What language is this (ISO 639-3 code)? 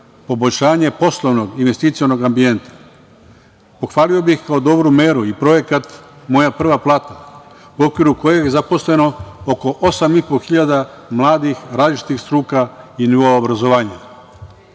srp